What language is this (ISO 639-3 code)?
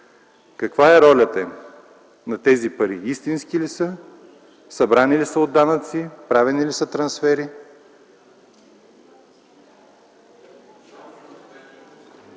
bul